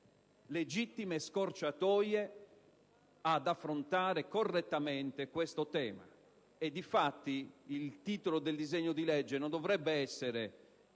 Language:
Italian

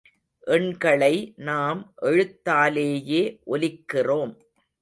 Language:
Tamil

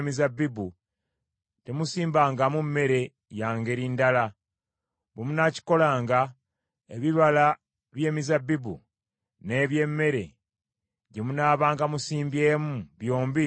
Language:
Ganda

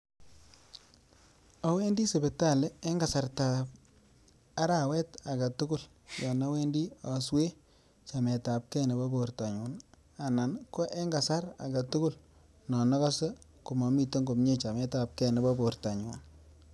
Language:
Kalenjin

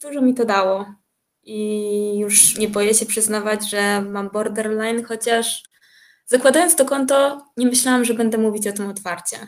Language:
Polish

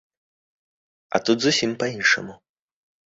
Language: Belarusian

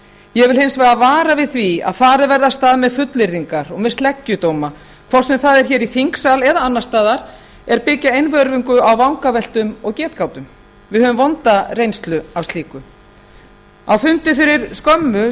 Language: Icelandic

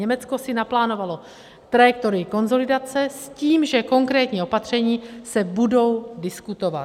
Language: Czech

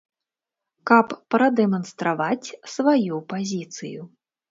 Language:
Belarusian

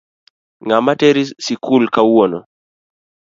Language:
Luo (Kenya and Tanzania)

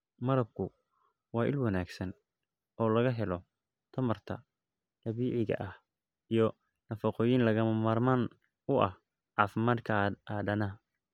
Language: Somali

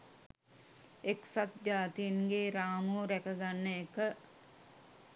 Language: Sinhala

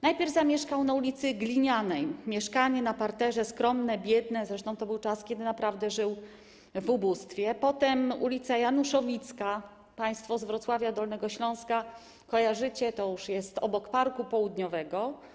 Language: Polish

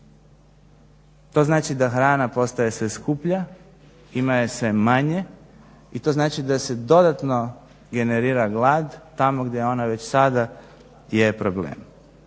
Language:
Croatian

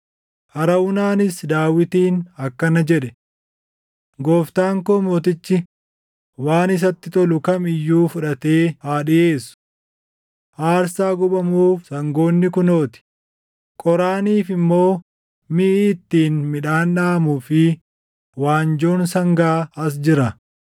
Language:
Oromo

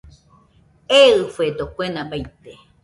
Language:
Nüpode Huitoto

